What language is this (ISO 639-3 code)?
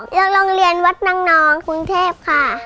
tha